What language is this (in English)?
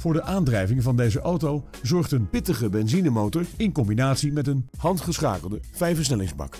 Dutch